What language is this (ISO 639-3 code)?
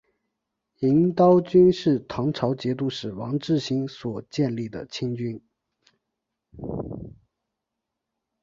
zho